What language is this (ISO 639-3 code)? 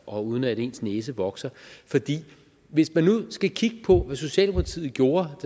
dan